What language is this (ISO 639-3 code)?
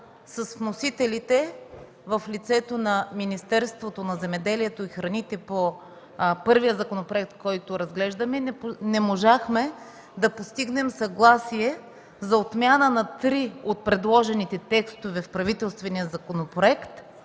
bul